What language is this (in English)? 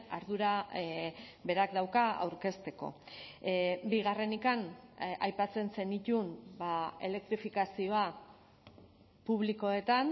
Basque